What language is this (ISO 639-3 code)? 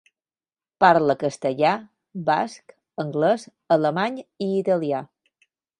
cat